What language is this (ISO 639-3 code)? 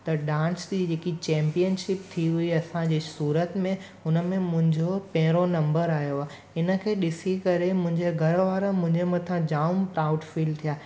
snd